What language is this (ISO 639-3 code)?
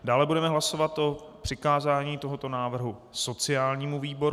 ces